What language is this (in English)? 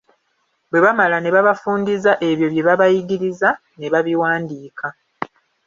Ganda